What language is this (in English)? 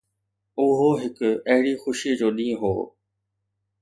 Sindhi